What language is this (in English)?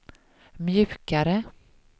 Swedish